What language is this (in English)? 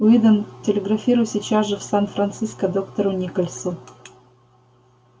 Russian